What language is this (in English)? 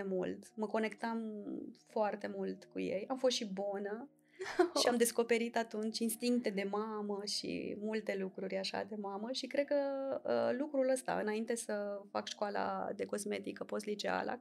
Romanian